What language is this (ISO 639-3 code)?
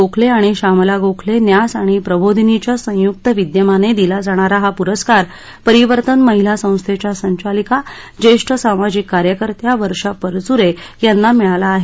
mar